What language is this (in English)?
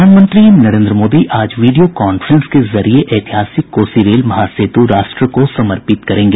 Hindi